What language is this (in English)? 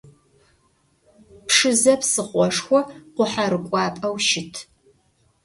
Adyghe